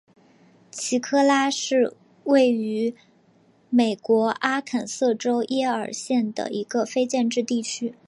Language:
Chinese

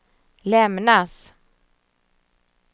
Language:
Swedish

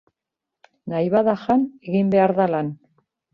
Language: Basque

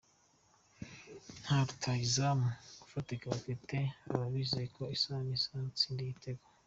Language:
Kinyarwanda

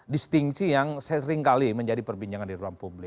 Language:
Indonesian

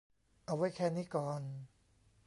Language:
Thai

